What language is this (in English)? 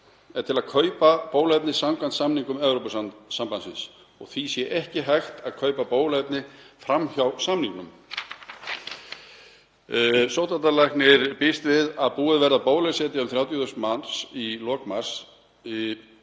Icelandic